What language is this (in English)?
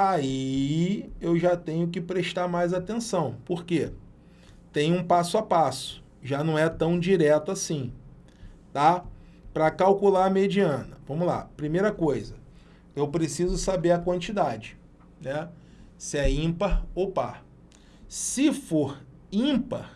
Portuguese